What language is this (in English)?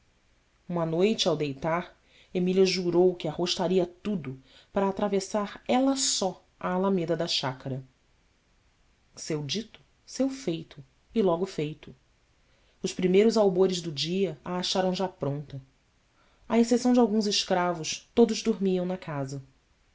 Portuguese